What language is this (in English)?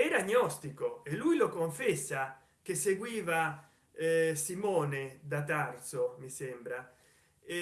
Italian